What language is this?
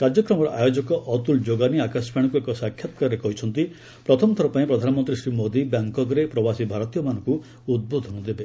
Odia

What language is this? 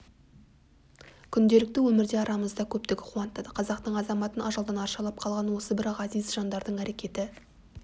Kazakh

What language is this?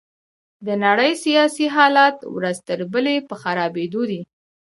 Pashto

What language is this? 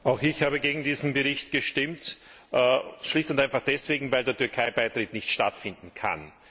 German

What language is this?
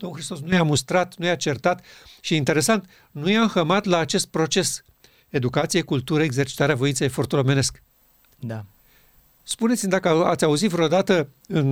Romanian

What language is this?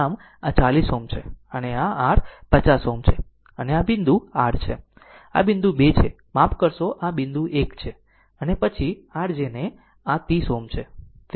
Gujarati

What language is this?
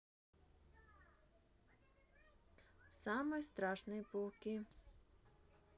Russian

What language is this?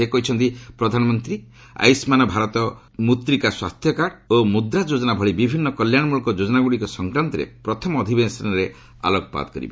Odia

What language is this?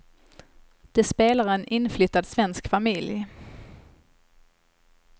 Swedish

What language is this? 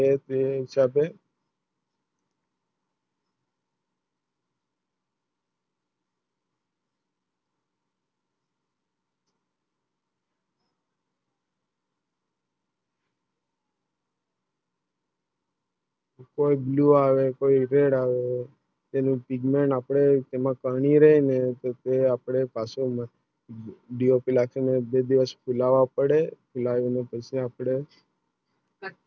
Gujarati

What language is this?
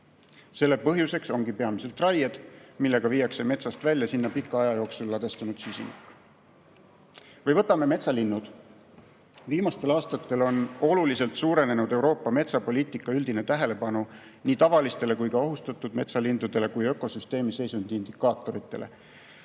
Estonian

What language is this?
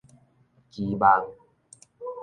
Min Nan Chinese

